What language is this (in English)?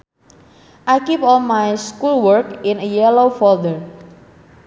Sundanese